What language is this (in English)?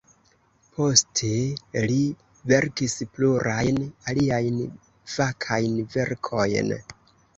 Esperanto